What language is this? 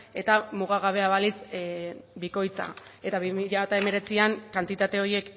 Basque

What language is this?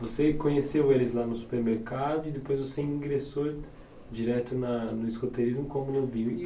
Portuguese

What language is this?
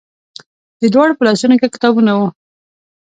Pashto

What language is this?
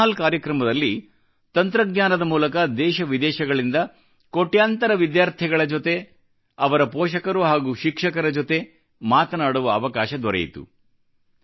Kannada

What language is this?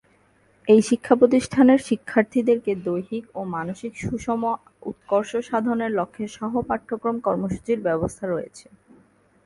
Bangla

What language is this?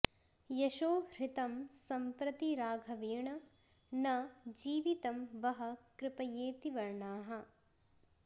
Sanskrit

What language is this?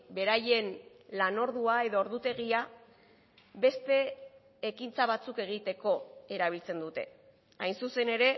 Basque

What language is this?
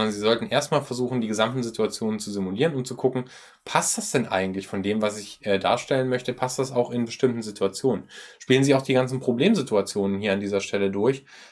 German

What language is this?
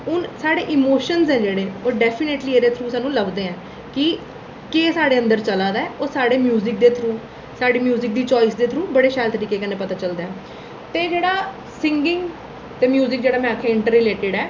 Dogri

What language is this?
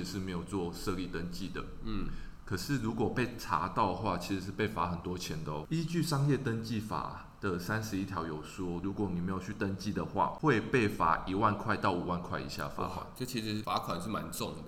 Chinese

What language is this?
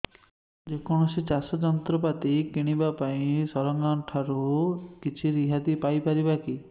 Odia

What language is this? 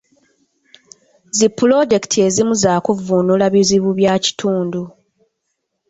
Ganda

